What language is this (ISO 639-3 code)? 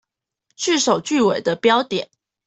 zho